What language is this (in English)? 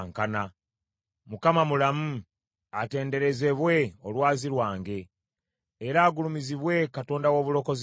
Ganda